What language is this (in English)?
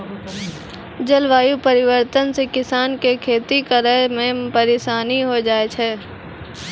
Maithili